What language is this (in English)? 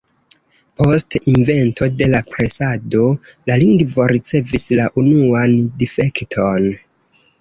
Esperanto